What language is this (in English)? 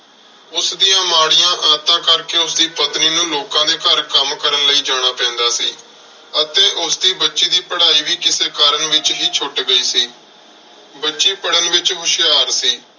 Punjabi